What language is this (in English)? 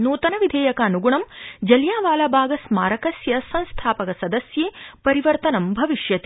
Sanskrit